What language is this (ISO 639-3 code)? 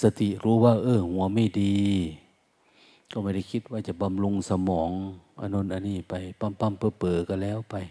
tha